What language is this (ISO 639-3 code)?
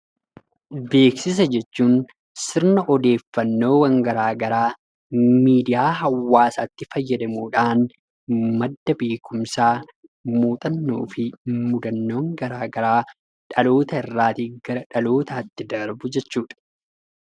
orm